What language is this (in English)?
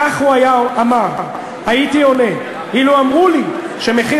Hebrew